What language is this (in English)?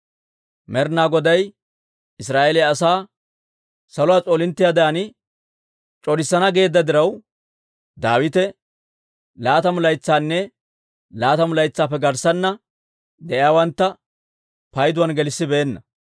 Dawro